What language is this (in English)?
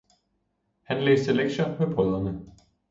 Danish